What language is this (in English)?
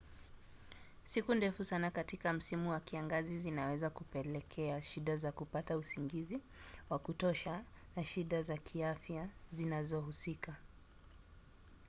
Swahili